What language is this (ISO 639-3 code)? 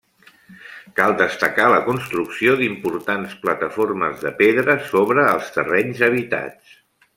cat